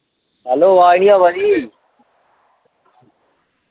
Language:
Dogri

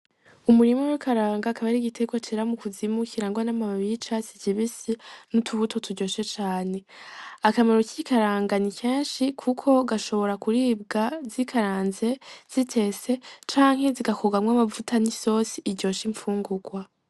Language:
Rundi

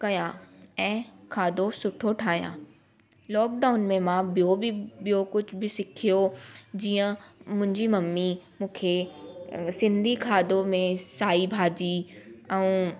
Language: Sindhi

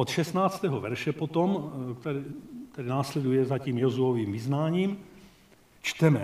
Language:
Czech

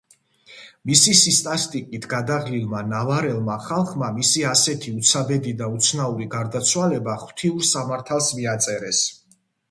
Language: Georgian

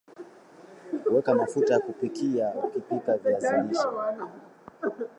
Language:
Swahili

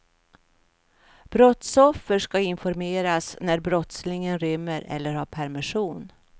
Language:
Swedish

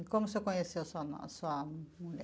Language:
Portuguese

